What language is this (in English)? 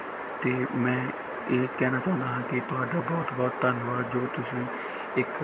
Punjabi